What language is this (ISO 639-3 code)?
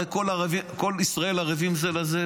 heb